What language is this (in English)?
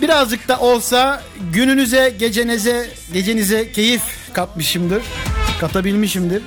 Turkish